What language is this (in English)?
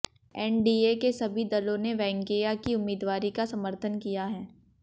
Hindi